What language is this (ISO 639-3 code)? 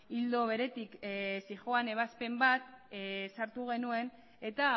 eus